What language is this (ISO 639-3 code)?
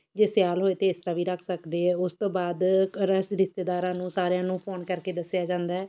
pan